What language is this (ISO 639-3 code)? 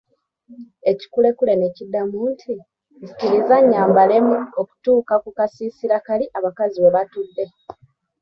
lug